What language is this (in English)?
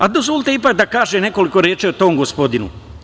Serbian